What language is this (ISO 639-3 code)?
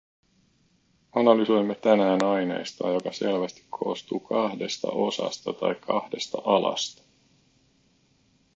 fin